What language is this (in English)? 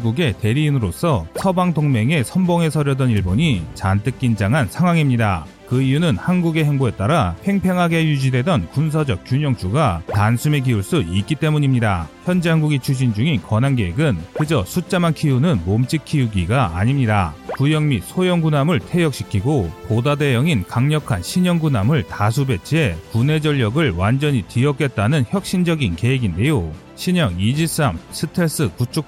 Korean